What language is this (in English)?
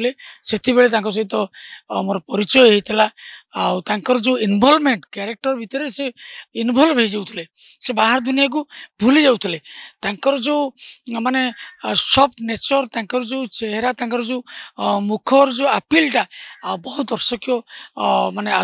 Romanian